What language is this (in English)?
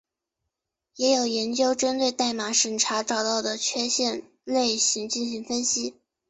Chinese